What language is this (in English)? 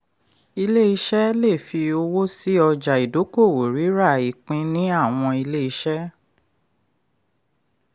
Yoruba